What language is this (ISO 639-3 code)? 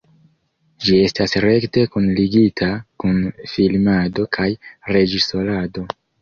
epo